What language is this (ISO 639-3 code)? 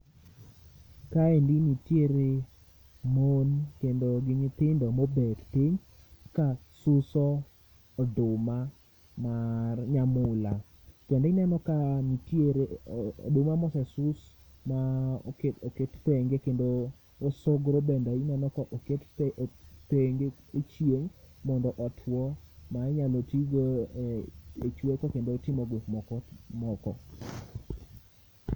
luo